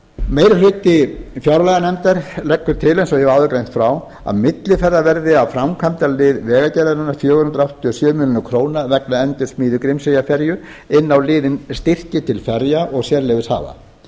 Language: Icelandic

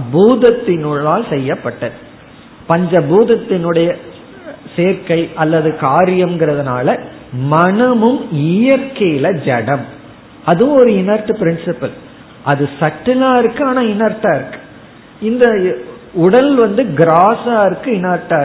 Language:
Tamil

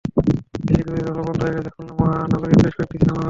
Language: Bangla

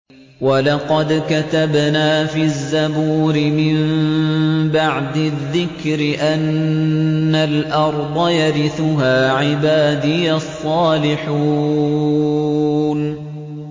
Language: Arabic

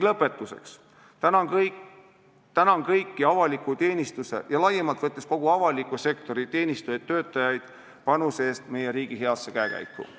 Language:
Estonian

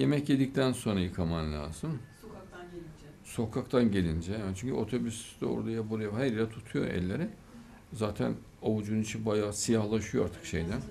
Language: Turkish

